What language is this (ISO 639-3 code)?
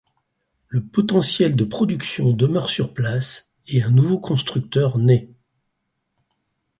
fra